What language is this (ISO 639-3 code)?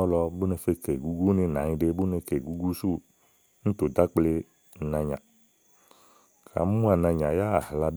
ahl